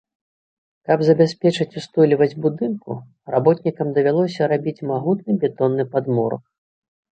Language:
Belarusian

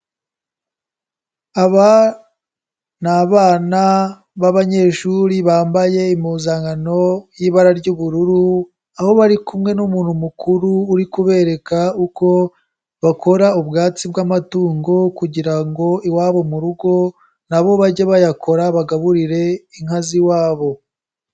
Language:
Kinyarwanda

